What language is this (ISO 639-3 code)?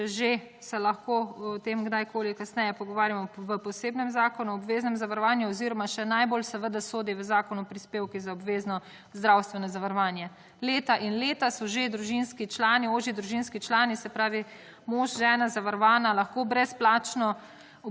slv